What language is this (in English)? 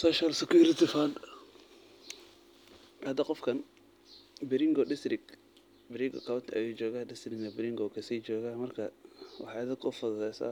Somali